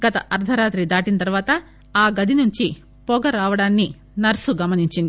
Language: Telugu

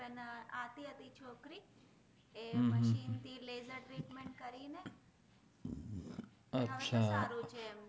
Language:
Gujarati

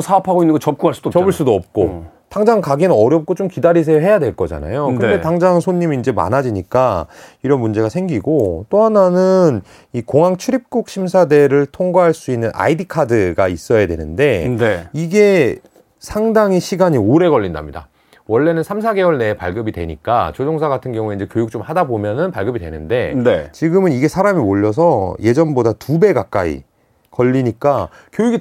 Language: Korean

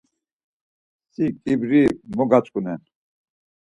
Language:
Laz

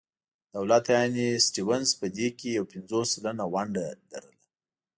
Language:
Pashto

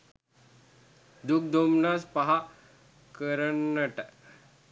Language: Sinhala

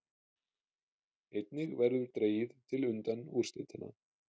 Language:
Icelandic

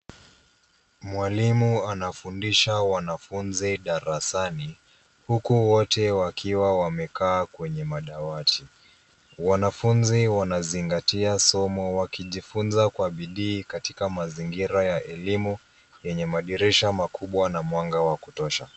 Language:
Swahili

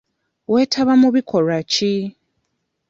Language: Ganda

